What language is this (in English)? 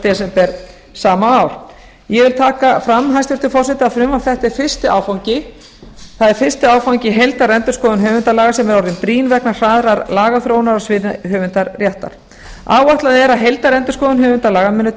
Icelandic